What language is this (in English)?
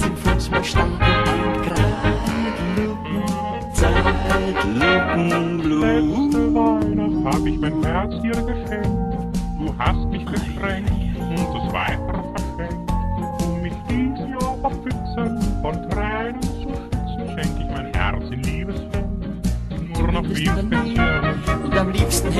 German